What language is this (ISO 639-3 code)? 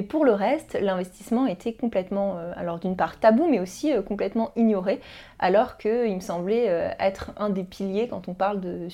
fra